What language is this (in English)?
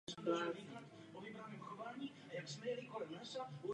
Czech